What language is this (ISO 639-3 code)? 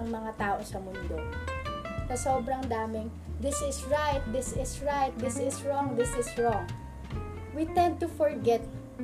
fil